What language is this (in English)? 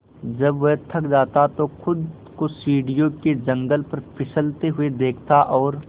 Hindi